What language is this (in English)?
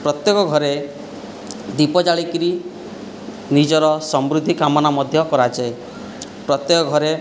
Odia